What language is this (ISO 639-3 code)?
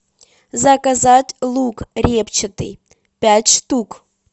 rus